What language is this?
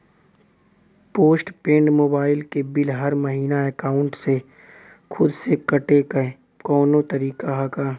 Bhojpuri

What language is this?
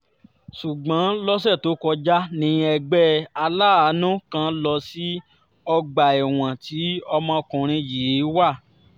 Yoruba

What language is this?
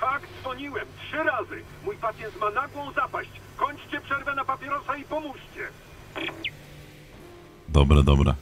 Polish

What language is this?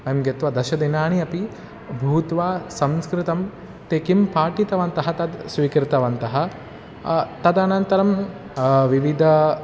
Sanskrit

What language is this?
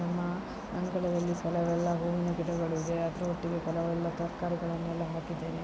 Kannada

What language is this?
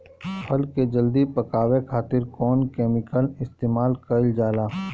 Bhojpuri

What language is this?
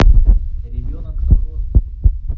Russian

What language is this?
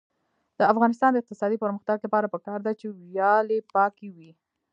Pashto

